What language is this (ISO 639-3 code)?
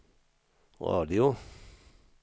swe